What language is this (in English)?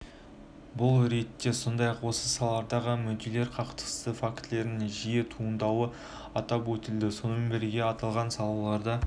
Kazakh